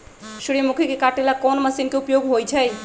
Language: Magahi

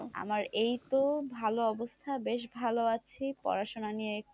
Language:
Bangla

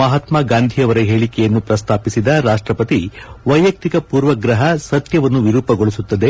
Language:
Kannada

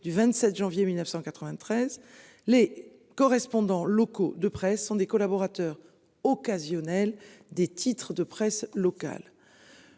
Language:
French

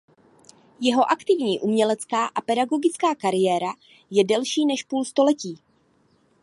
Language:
Czech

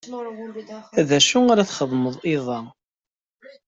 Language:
Kabyle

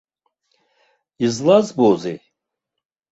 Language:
Abkhazian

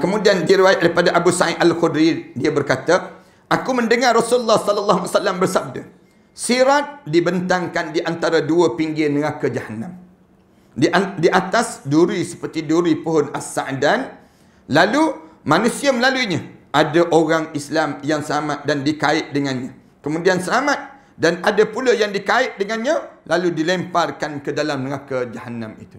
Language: Malay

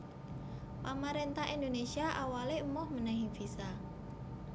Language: Javanese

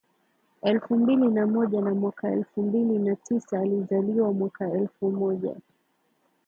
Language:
Swahili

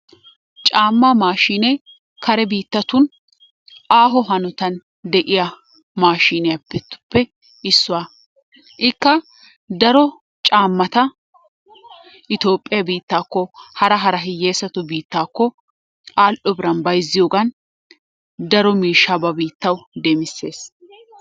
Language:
Wolaytta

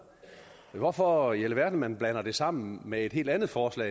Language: Danish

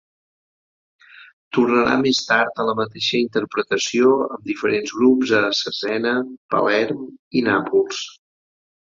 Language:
Catalan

